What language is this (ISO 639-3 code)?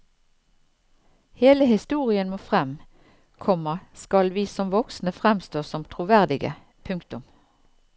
nor